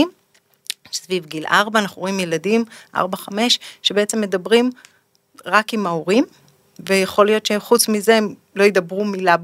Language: Hebrew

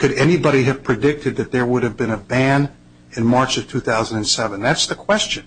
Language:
English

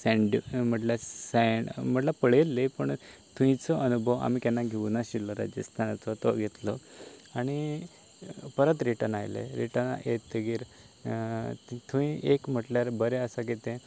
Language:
Konkani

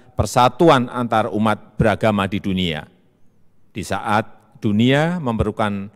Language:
Indonesian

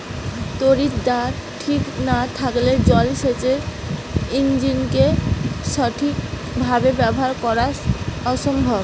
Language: Bangla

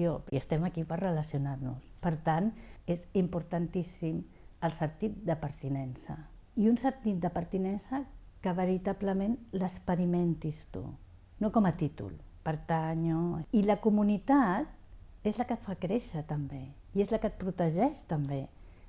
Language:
Catalan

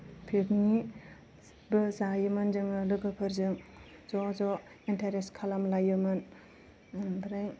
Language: Bodo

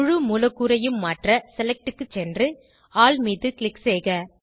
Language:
Tamil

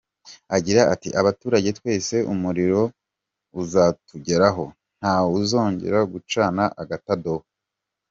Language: Kinyarwanda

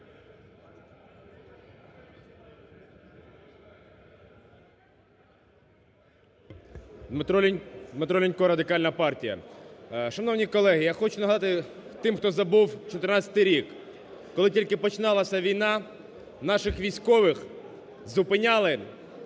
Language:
Ukrainian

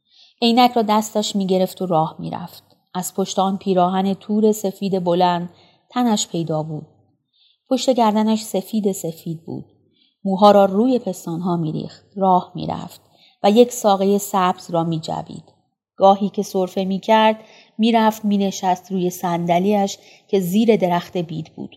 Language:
Persian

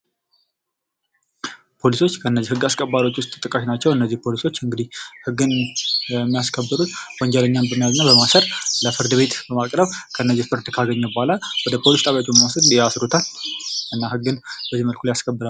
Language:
Amharic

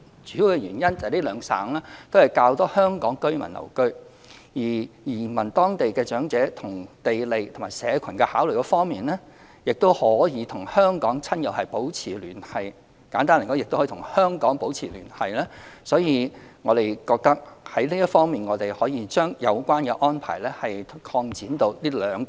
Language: Cantonese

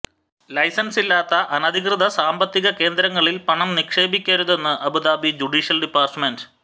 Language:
Malayalam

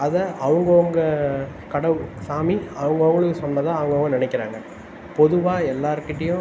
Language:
Tamil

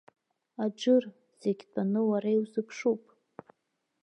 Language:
Abkhazian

